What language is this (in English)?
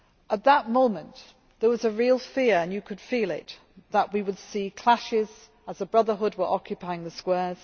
English